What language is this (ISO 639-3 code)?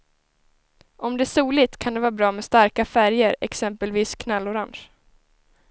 swe